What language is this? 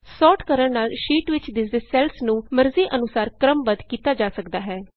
Punjabi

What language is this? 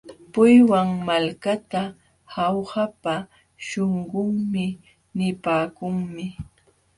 Jauja Wanca Quechua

